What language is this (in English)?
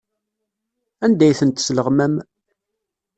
Kabyle